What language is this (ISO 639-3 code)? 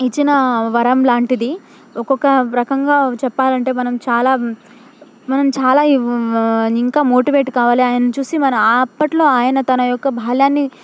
tel